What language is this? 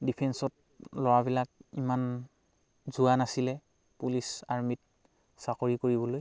Assamese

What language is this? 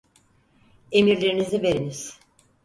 Turkish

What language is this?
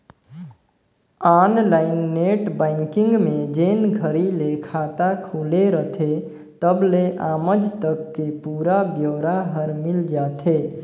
Chhattisgarhi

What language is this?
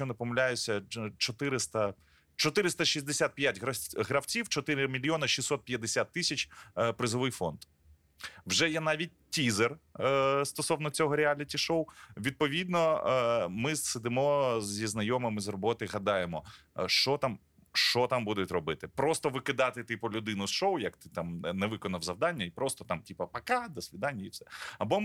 Ukrainian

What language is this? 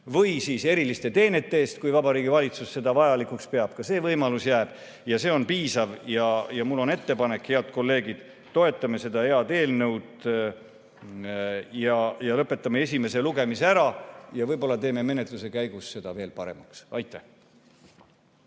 Estonian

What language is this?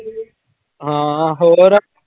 Punjabi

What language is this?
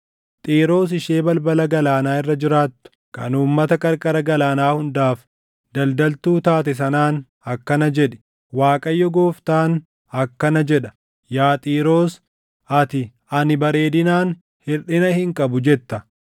Oromo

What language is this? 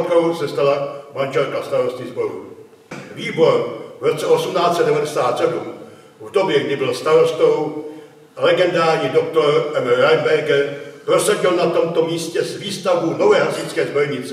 Czech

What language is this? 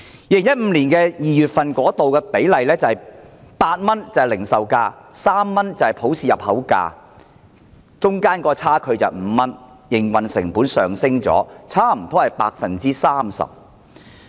Cantonese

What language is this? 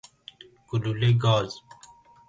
Persian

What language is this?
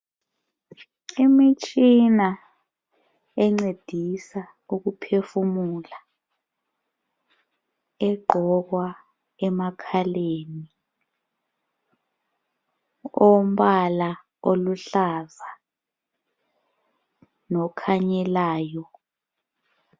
North Ndebele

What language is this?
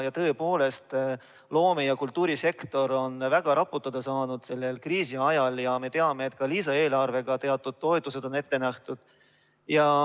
Estonian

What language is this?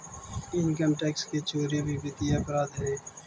Magahi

